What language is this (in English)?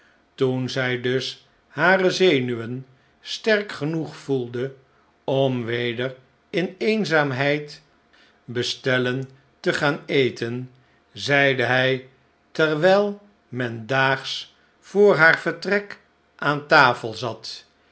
Dutch